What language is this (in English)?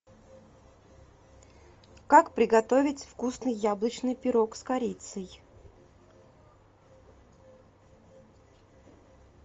Russian